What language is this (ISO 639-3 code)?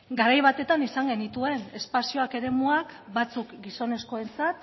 eus